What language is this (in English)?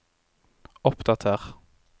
Norwegian